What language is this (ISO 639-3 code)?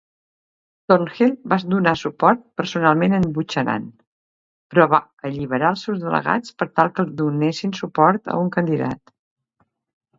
cat